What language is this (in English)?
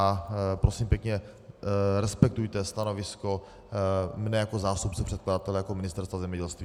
Czech